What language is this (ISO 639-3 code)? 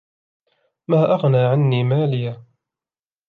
ara